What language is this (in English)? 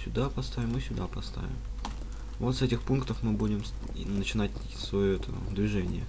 Russian